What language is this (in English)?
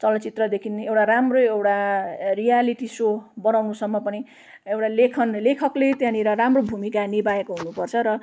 Nepali